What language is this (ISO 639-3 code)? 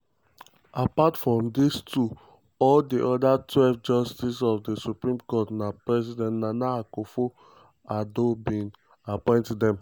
pcm